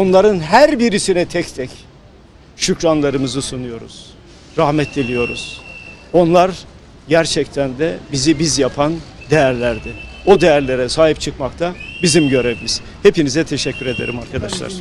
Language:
Turkish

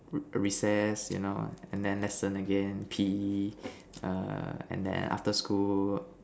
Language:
English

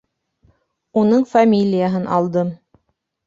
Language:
Bashkir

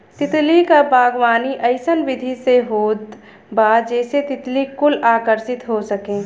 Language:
Bhojpuri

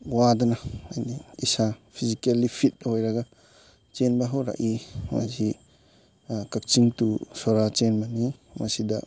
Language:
Manipuri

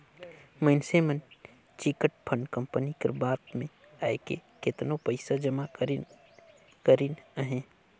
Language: Chhattisgarhi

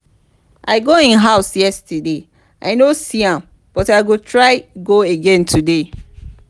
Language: Nigerian Pidgin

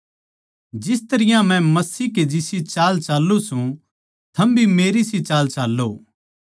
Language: Haryanvi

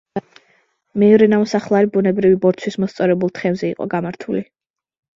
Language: Georgian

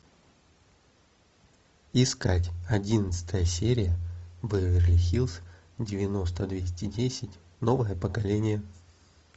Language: Russian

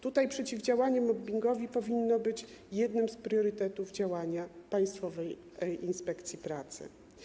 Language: Polish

